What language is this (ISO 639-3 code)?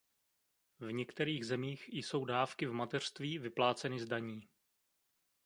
ces